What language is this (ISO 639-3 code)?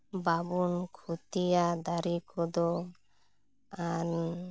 sat